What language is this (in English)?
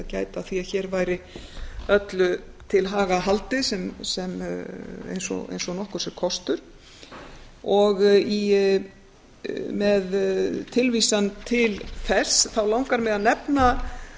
Icelandic